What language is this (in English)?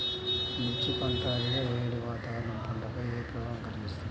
Telugu